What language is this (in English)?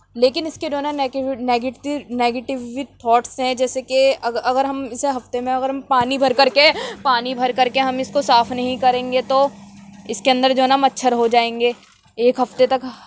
Urdu